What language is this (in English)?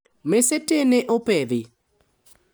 Luo (Kenya and Tanzania)